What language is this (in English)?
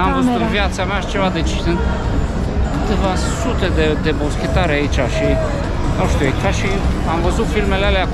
Romanian